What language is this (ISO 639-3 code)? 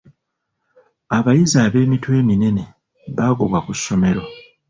lug